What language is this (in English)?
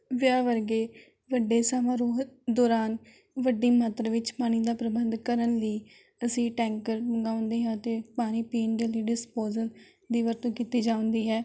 Punjabi